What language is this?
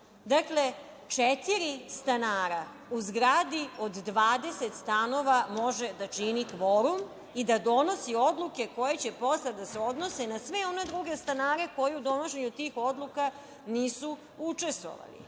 Serbian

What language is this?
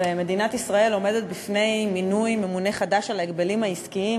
Hebrew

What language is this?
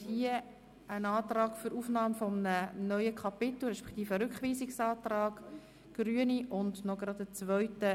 Swiss German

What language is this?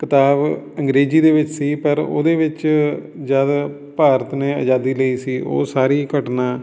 Punjabi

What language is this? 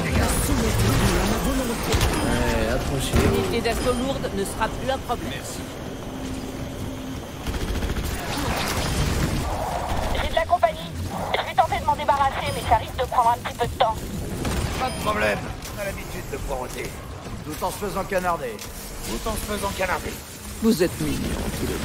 French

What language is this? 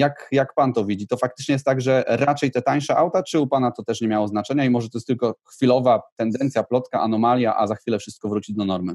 Polish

